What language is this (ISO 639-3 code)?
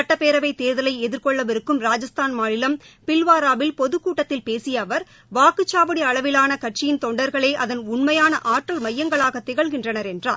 tam